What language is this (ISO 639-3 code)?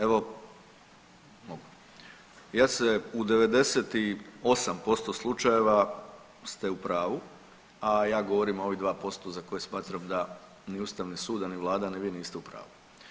hrv